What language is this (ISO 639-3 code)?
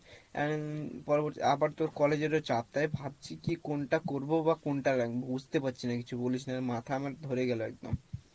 ben